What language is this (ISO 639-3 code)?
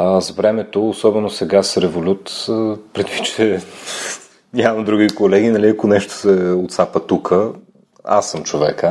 bul